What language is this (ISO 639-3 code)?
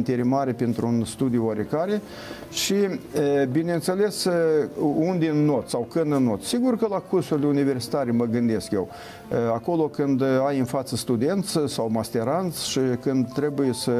ron